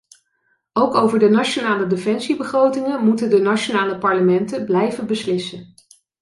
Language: Dutch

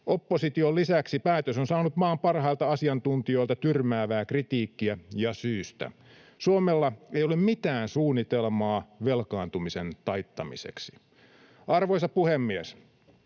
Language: Finnish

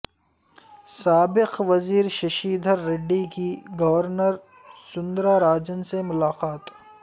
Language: Urdu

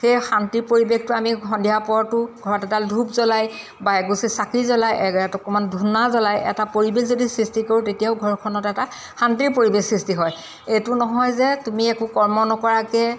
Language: Assamese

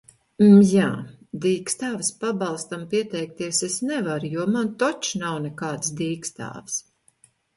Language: Latvian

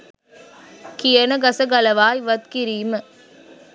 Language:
Sinhala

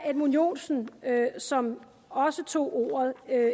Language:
Danish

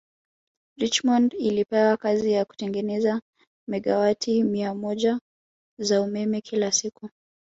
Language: Swahili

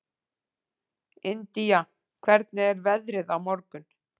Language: Icelandic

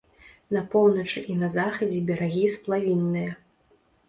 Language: Belarusian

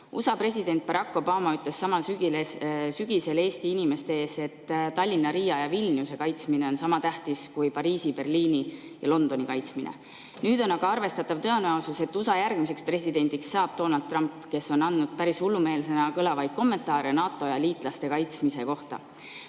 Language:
Estonian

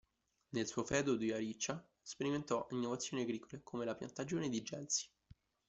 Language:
Italian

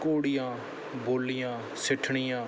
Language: Punjabi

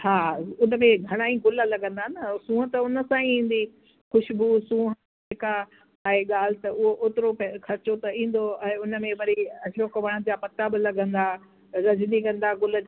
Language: Sindhi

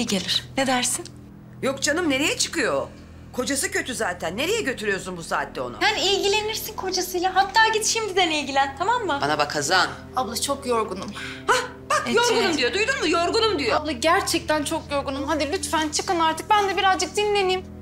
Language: Turkish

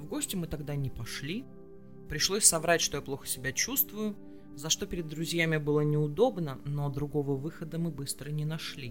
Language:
Russian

